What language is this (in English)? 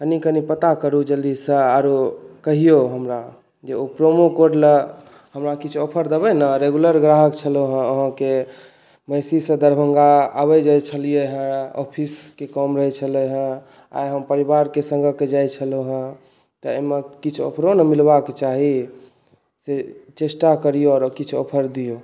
Maithili